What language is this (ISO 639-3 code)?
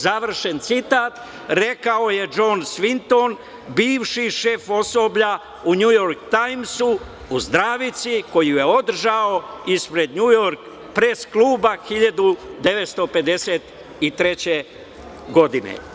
srp